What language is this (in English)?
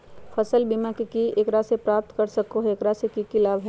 Magahi